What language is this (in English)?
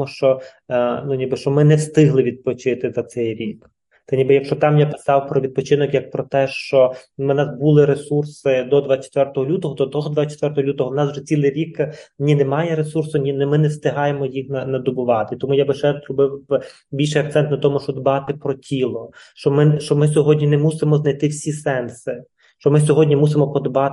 Ukrainian